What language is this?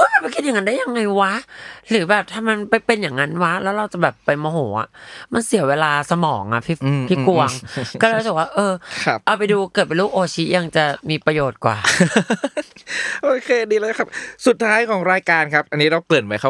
Thai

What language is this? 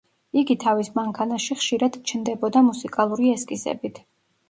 Georgian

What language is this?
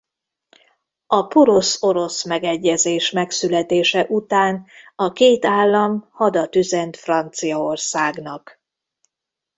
Hungarian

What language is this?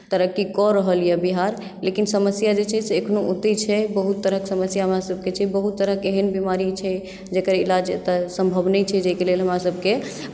Maithili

